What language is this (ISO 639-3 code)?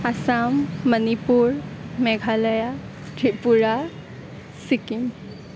asm